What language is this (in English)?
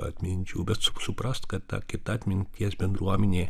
Lithuanian